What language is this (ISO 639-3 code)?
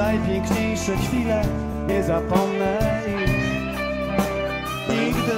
pol